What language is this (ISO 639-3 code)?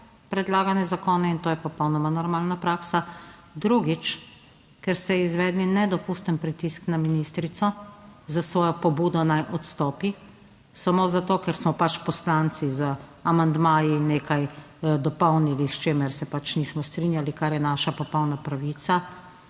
slv